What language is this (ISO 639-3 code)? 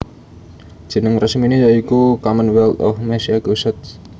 jav